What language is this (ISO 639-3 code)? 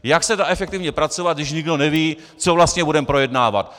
ces